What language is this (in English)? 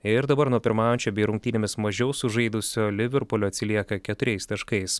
Lithuanian